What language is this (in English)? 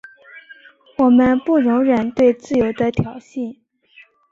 Chinese